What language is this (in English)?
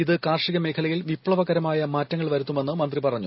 Malayalam